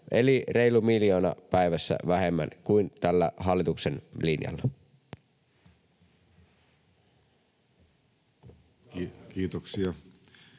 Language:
Finnish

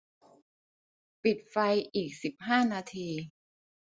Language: Thai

